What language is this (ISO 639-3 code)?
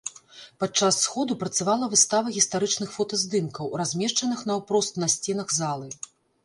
bel